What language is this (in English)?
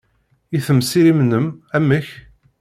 Kabyle